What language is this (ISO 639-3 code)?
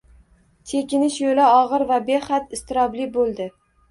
uzb